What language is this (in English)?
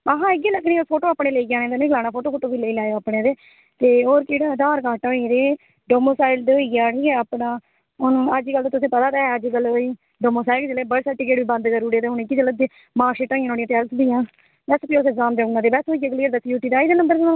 Dogri